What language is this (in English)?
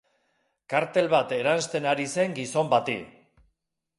Basque